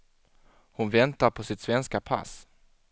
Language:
Swedish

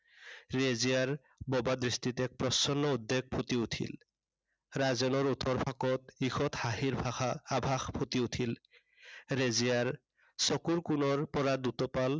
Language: Assamese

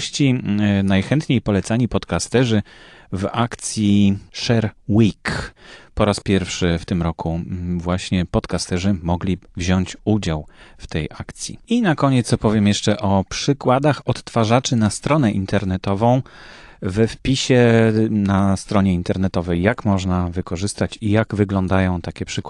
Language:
Polish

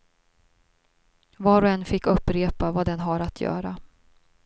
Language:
Swedish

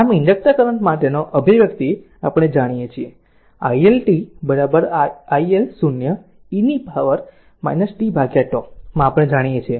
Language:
Gujarati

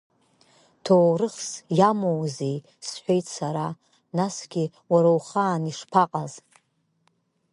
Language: Abkhazian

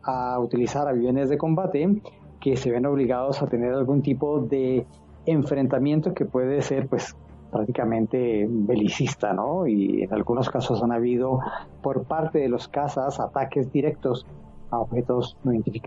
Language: Spanish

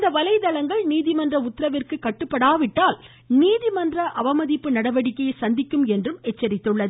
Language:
Tamil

